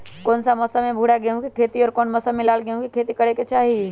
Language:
Magahi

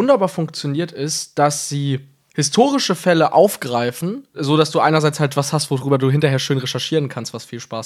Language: German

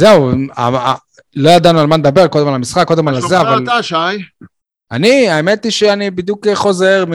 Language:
Hebrew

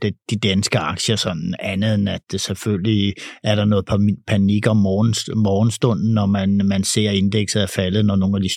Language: Danish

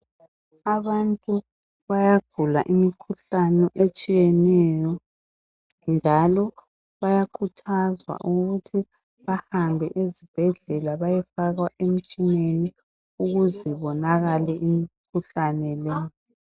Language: North Ndebele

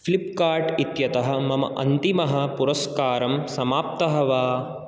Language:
Sanskrit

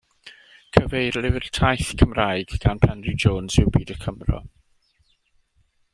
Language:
Welsh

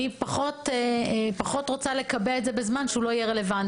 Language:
Hebrew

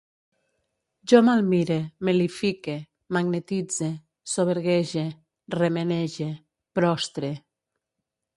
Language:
Catalan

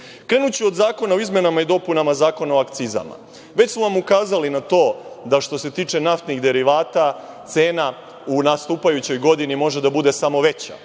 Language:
Serbian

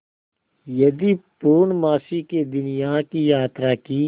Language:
Hindi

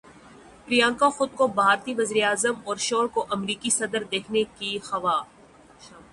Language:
Urdu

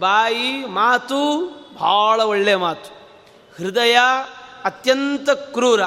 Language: Kannada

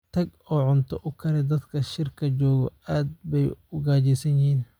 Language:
Somali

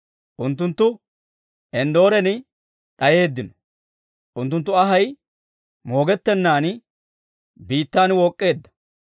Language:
Dawro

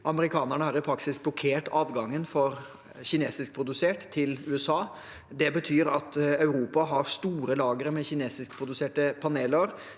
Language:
Norwegian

